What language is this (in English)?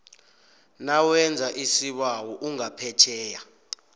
South Ndebele